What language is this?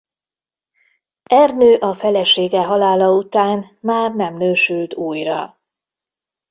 Hungarian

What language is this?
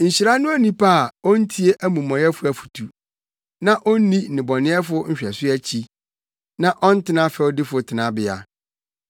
Akan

